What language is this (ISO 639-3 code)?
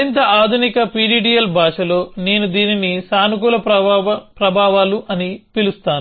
tel